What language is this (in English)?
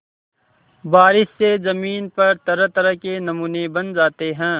Hindi